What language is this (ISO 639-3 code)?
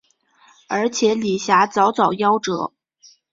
zho